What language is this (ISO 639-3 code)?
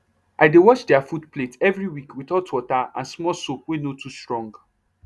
pcm